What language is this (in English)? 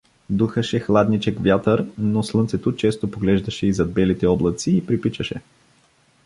Bulgarian